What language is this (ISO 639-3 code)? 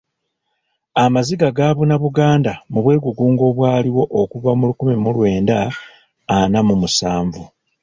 lug